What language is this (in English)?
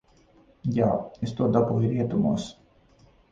Latvian